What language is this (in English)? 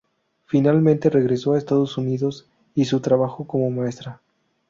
Spanish